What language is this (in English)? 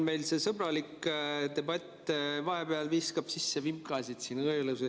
Estonian